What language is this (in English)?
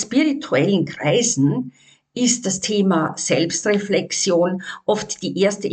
German